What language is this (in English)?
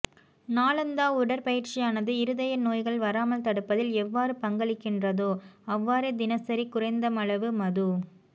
Tamil